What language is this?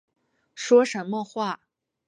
Chinese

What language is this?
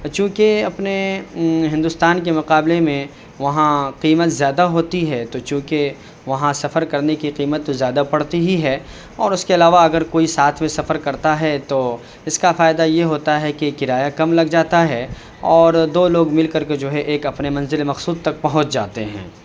Urdu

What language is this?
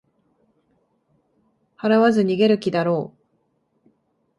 Japanese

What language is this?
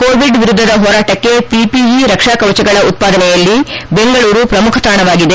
Kannada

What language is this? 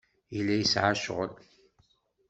Kabyle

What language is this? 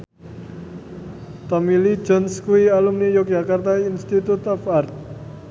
Javanese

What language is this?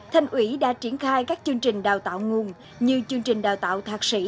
Vietnamese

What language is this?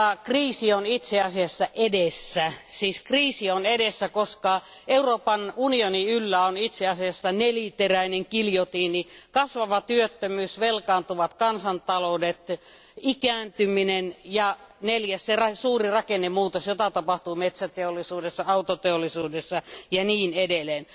Finnish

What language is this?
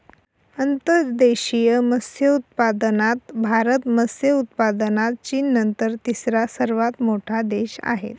Marathi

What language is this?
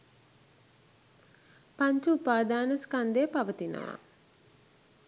Sinhala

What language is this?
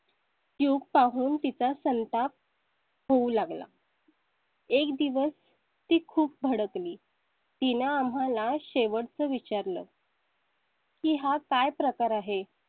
Marathi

